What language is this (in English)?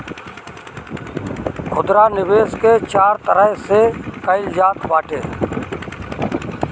Bhojpuri